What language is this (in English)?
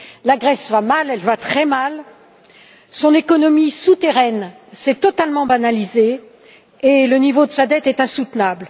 French